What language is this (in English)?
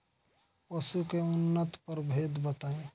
Bhojpuri